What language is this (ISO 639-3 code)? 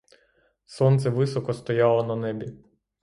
ukr